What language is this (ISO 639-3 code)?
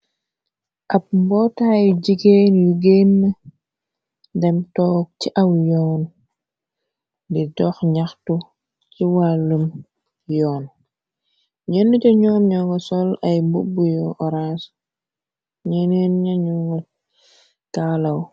wol